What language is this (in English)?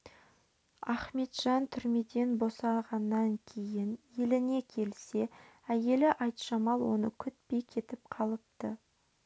Kazakh